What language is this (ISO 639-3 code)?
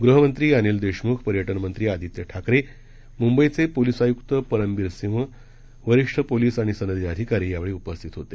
mar